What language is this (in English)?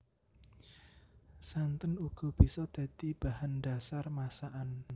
Javanese